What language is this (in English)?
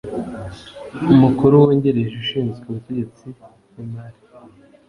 Kinyarwanda